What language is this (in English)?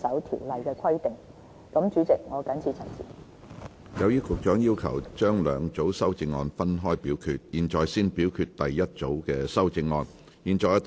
Cantonese